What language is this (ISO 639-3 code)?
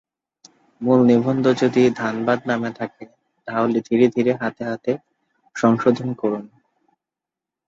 ben